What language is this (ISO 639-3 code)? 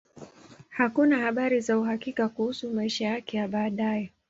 swa